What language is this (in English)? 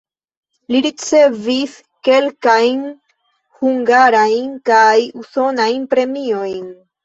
Esperanto